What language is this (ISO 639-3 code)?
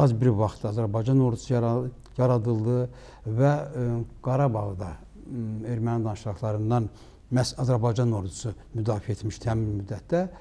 tur